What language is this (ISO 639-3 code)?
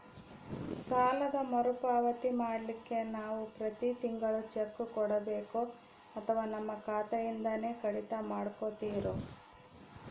kan